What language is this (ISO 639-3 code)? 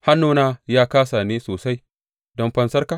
hau